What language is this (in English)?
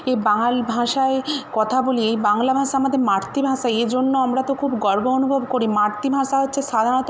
Bangla